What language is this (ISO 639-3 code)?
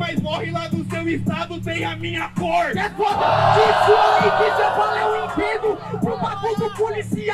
por